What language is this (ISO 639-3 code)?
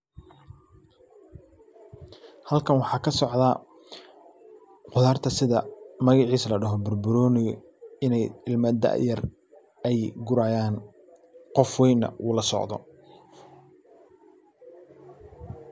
som